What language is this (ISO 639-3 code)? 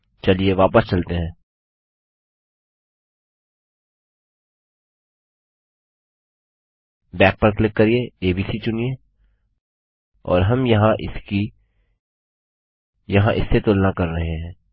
hin